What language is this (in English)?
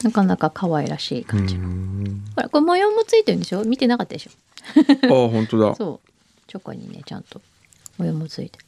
Japanese